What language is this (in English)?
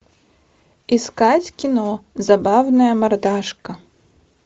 Russian